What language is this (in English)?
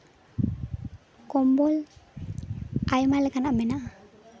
Santali